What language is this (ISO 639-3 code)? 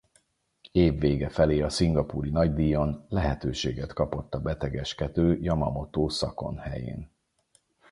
hun